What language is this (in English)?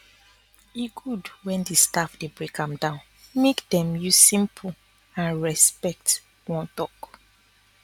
Nigerian Pidgin